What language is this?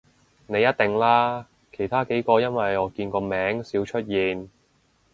Cantonese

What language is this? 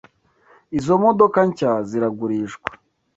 Kinyarwanda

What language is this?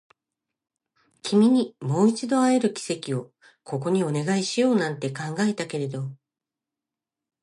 Japanese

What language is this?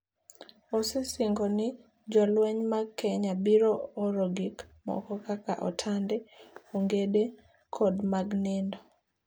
Luo (Kenya and Tanzania)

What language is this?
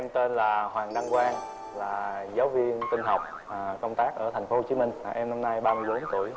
Vietnamese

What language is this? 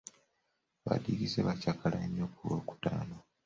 Ganda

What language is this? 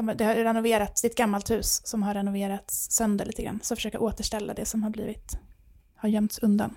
Swedish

